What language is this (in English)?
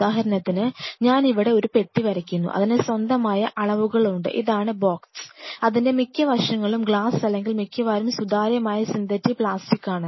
Malayalam